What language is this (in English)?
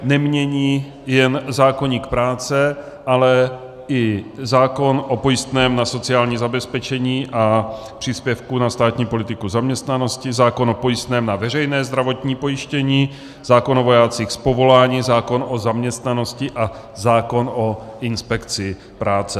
Czech